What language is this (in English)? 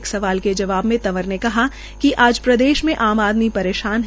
Hindi